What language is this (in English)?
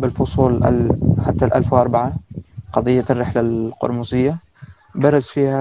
Arabic